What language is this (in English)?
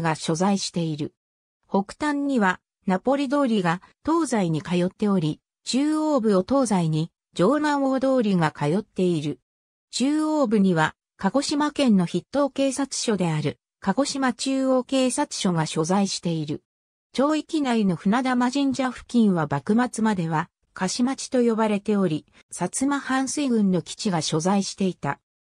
Japanese